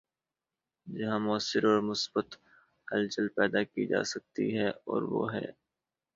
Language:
Urdu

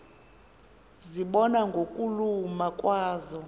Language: Xhosa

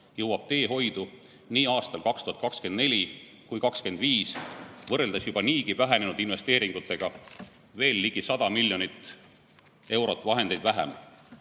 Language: Estonian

